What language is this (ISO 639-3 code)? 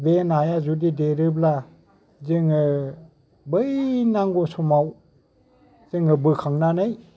brx